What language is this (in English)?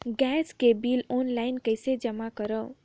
Chhattisgarhi